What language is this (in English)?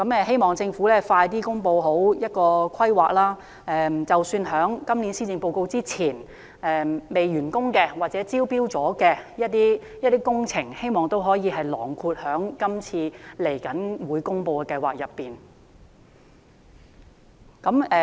Cantonese